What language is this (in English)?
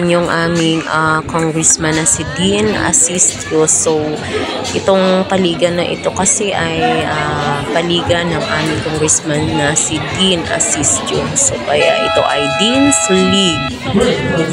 Filipino